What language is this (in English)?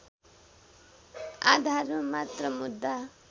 Nepali